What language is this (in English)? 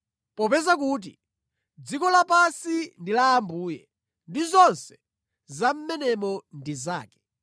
Nyanja